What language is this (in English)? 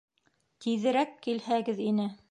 Bashkir